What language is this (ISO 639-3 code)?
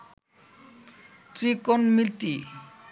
ben